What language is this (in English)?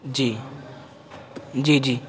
Urdu